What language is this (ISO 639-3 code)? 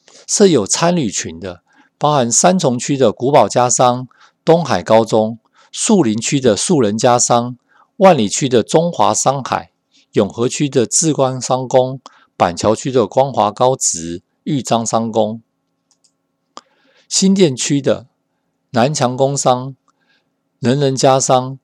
zho